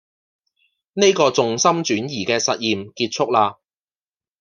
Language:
Cantonese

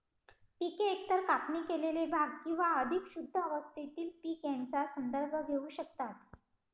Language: Marathi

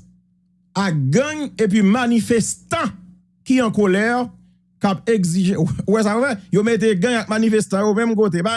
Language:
French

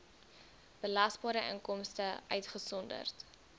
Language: Afrikaans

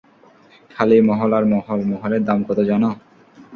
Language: Bangla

